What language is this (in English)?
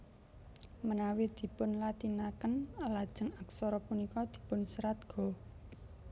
Javanese